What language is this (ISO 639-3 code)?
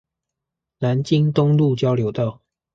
zho